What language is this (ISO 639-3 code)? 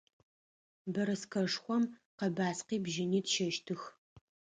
ady